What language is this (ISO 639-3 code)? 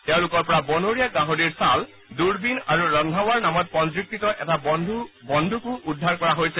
asm